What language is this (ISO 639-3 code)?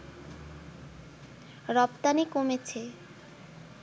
ben